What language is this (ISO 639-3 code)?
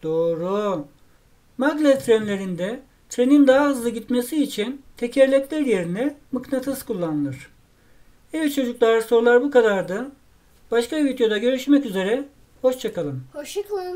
tur